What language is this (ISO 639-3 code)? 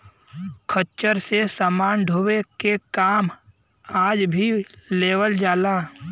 bho